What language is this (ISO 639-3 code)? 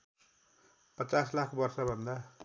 nep